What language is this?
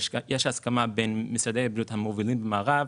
Hebrew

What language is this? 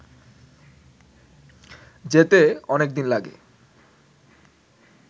Bangla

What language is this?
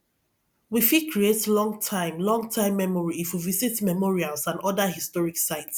Nigerian Pidgin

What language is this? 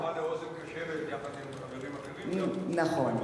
Hebrew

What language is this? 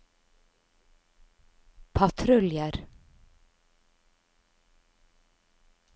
Norwegian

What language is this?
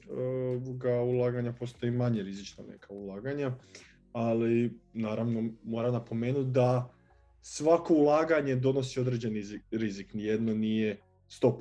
Croatian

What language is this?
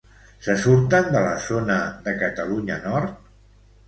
Catalan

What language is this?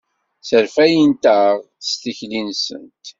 Kabyle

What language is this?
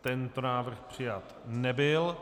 Czech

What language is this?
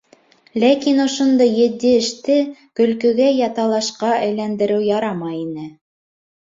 Bashkir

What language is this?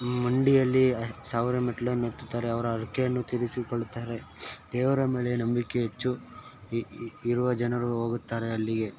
Kannada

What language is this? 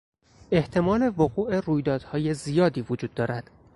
Persian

